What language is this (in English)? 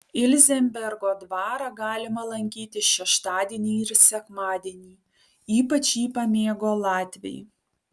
Lithuanian